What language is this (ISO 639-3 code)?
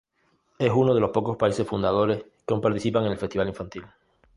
spa